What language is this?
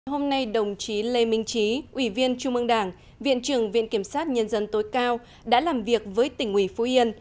Vietnamese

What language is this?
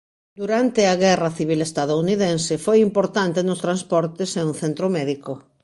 Galician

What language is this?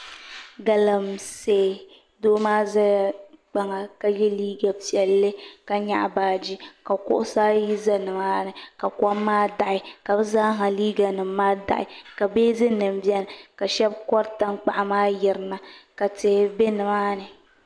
Dagbani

